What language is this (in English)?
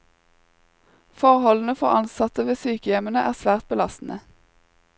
Norwegian